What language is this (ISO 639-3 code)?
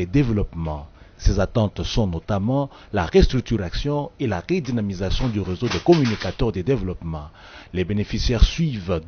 fra